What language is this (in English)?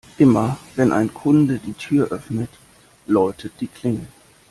German